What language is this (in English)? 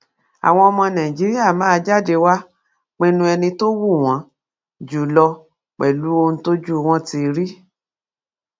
Yoruba